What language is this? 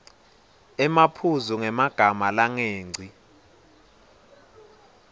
Swati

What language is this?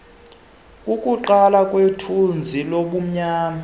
Xhosa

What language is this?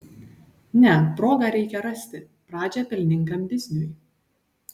Lithuanian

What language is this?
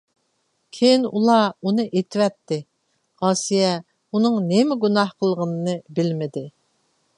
Uyghur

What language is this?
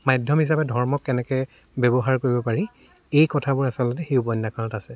Assamese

